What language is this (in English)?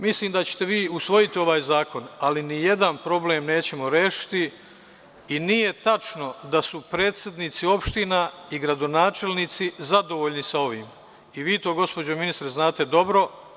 Serbian